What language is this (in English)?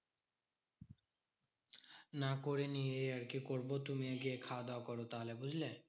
Bangla